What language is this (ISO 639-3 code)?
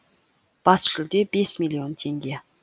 kaz